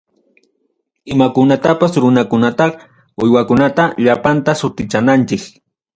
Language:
Ayacucho Quechua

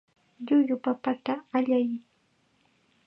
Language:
Chiquián Ancash Quechua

